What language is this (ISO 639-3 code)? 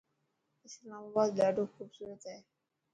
mki